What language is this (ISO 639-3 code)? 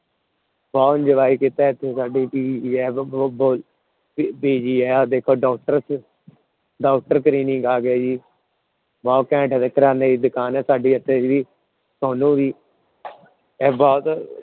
pan